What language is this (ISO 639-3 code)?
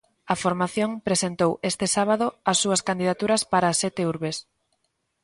glg